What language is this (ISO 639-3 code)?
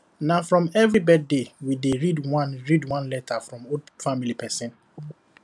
pcm